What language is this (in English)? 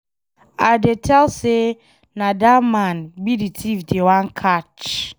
Nigerian Pidgin